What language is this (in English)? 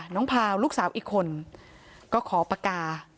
Thai